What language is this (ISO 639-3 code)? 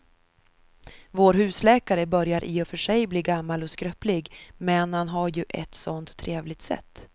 swe